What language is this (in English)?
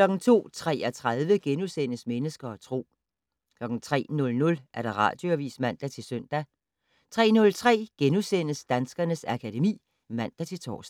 Danish